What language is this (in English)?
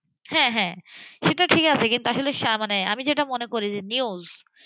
Bangla